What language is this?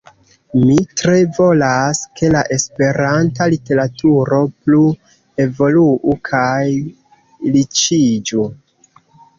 Esperanto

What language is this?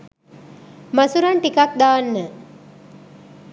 Sinhala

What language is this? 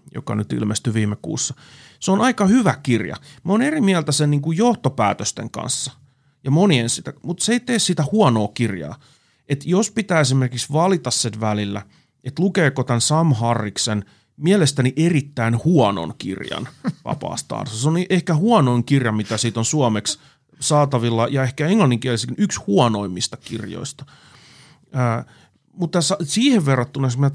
Finnish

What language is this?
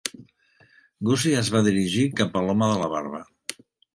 Catalan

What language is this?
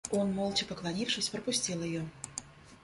Russian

